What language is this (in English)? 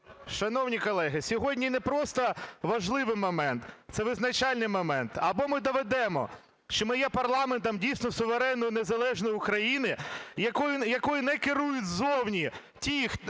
Ukrainian